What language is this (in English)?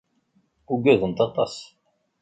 Kabyle